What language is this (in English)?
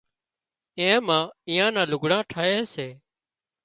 Wadiyara Koli